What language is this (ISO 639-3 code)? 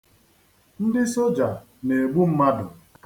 ibo